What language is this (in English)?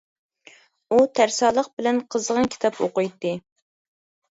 Uyghur